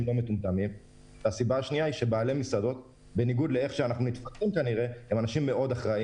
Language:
Hebrew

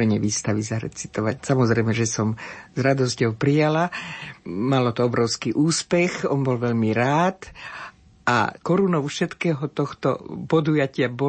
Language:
Slovak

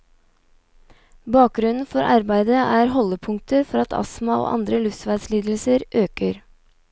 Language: Norwegian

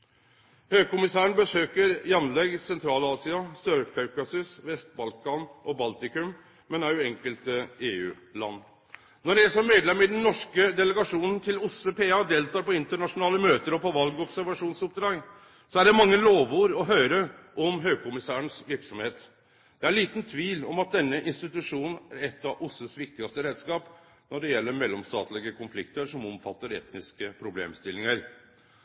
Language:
Norwegian Nynorsk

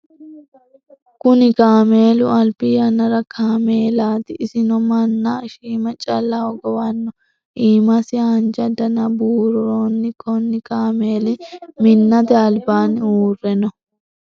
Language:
Sidamo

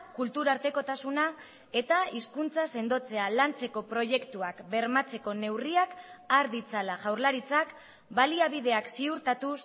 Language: Basque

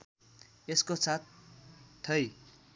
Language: Nepali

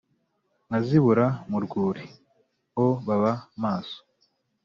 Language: Kinyarwanda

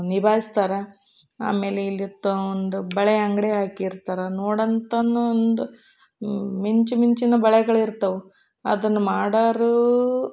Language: Kannada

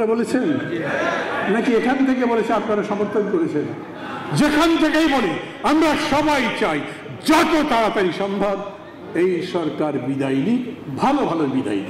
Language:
Hindi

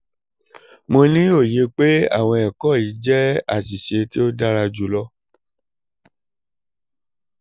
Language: Yoruba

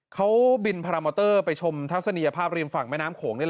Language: Thai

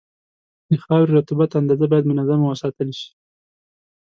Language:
Pashto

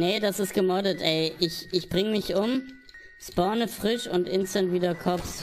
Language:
German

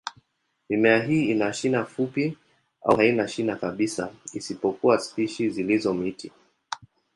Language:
Swahili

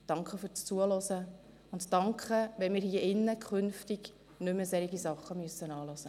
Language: Swiss German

